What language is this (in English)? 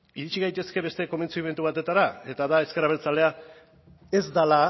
Basque